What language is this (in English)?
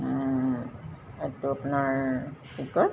Assamese